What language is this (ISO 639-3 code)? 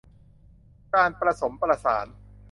tha